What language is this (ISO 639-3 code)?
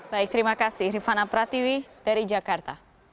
ind